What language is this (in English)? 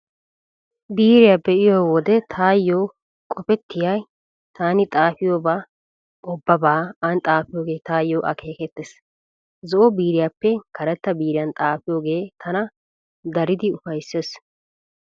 Wolaytta